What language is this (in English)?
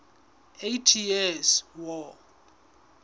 Southern Sotho